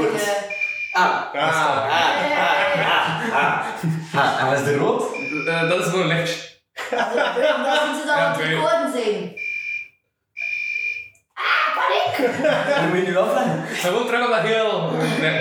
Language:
Dutch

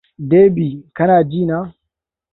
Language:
Hausa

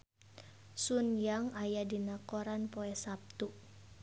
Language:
Sundanese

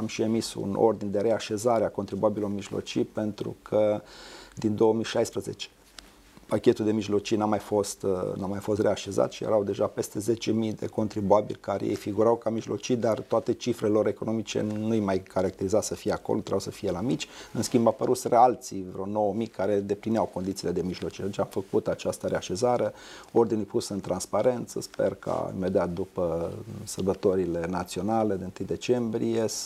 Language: Romanian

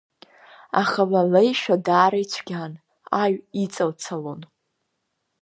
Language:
Abkhazian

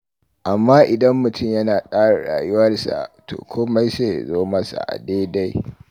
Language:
Hausa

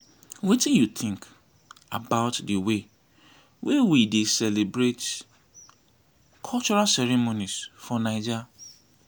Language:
Nigerian Pidgin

